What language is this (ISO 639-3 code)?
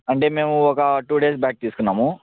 tel